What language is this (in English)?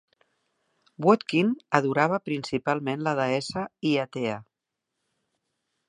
Catalan